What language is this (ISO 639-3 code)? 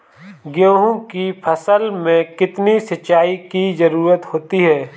hin